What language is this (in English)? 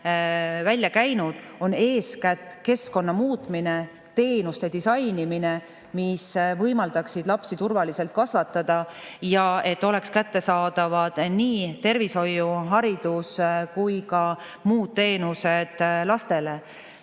Estonian